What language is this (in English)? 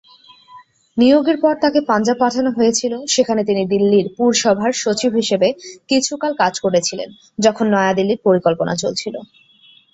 Bangla